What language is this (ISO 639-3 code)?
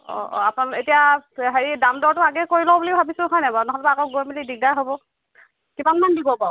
asm